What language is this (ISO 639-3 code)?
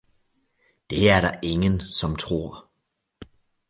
dan